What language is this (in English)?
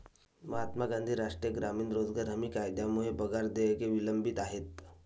Marathi